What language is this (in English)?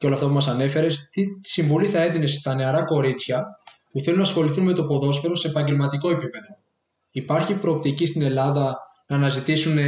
Greek